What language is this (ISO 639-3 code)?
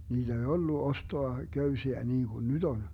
fin